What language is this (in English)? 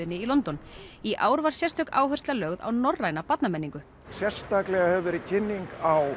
Icelandic